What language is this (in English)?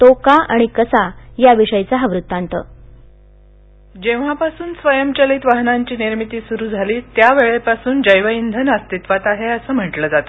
Marathi